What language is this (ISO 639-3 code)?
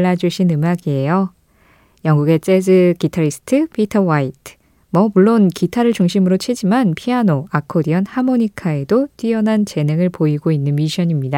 kor